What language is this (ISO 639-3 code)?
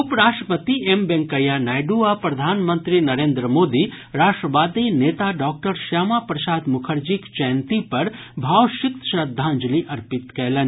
mai